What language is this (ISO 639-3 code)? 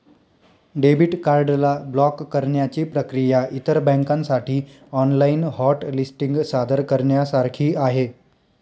mar